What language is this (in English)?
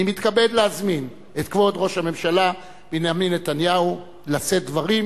Hebrew